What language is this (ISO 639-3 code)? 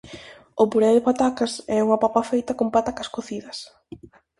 glg